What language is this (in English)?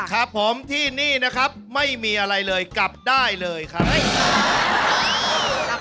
Thai